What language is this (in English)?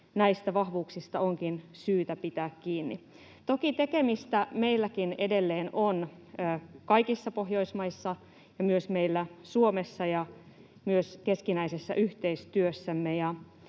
Finnish